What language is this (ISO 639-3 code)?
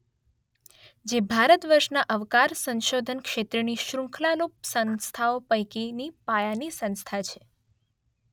guj